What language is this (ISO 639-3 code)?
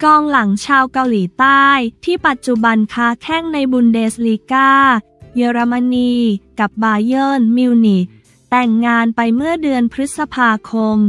tha